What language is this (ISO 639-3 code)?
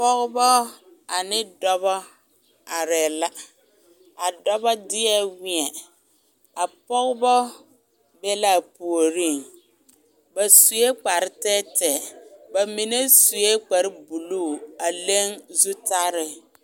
dga